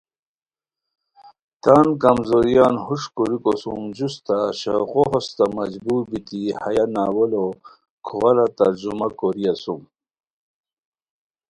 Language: Khowar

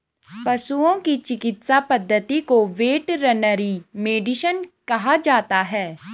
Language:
Hindi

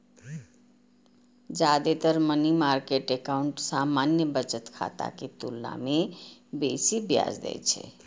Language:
Maithili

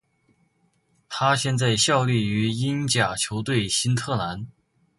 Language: Chinese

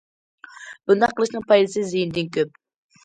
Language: Uyghur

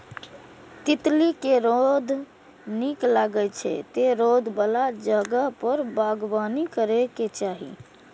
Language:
Maithili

